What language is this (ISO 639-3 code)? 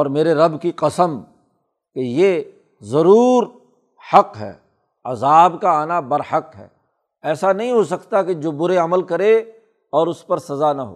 urd